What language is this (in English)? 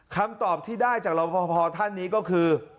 Thai